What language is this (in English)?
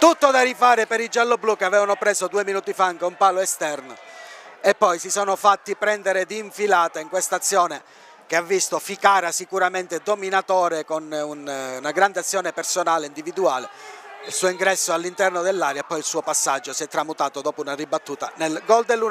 Italian